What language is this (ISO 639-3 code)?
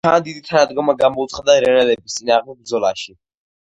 kat